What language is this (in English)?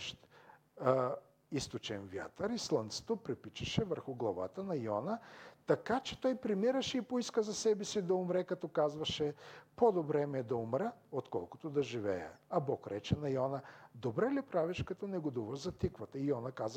Bulgarian